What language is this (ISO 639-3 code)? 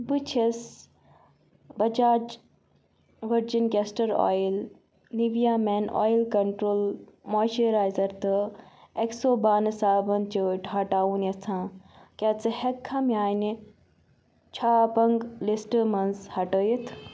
kas